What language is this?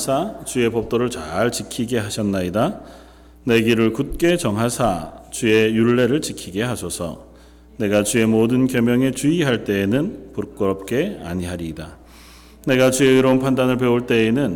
Korean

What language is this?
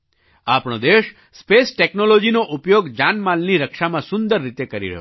Gujarati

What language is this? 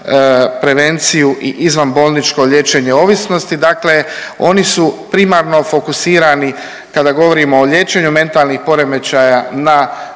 Croatian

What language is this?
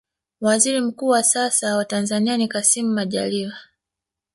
Swahili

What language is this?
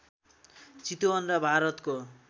Nepali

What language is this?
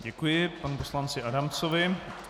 Czech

